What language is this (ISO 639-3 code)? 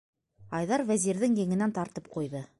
bak